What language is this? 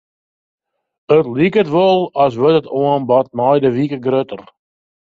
Western Frisian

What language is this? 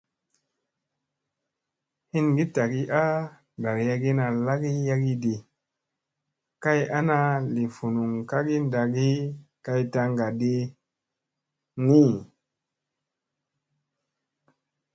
Musey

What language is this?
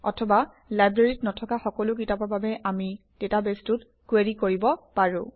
Assamese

